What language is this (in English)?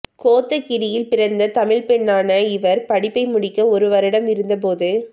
Tamil